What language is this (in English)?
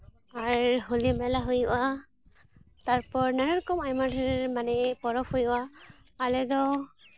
Santali